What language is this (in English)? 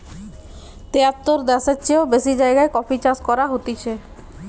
Bangla